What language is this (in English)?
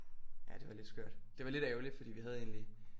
Danish